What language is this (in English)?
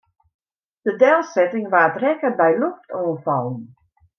Western Frisian